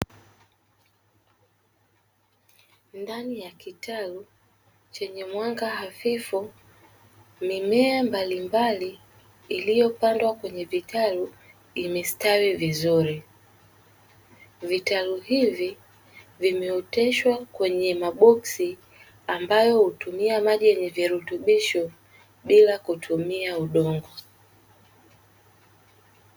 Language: Swahili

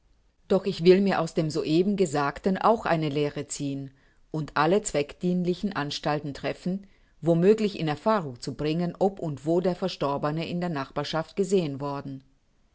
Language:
German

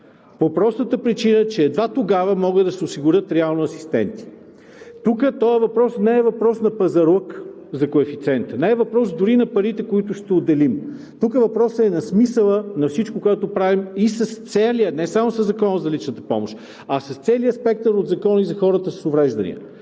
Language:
Bulgarian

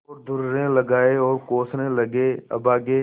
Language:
Hindi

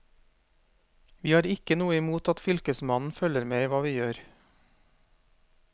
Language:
Norwegian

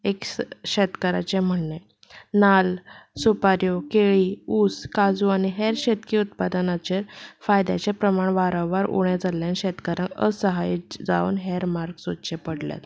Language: Konkani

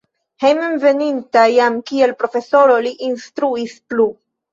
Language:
Esperanto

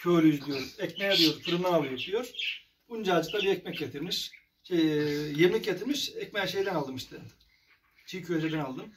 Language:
Turkish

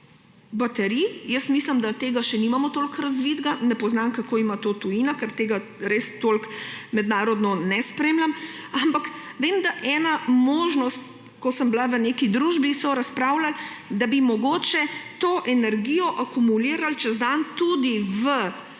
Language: Slovenian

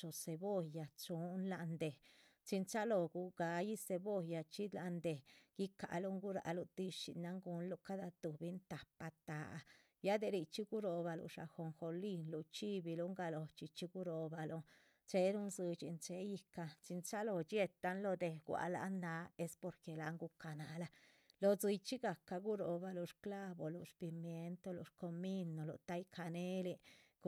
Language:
Chichicapan Zapotec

